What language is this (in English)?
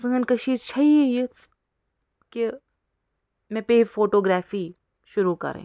Kashmiri